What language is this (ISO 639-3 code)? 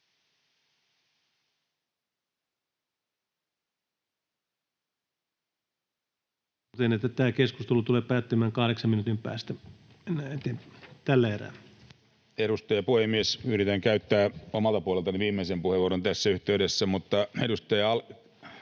fin